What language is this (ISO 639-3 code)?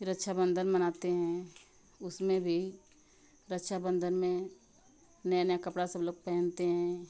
hin